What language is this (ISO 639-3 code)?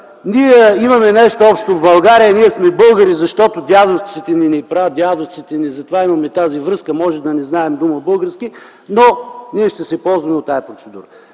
bul